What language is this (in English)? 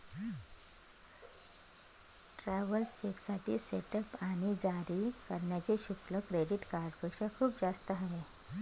Marathi